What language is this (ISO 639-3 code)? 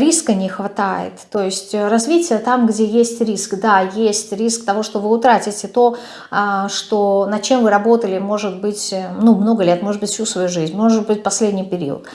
rus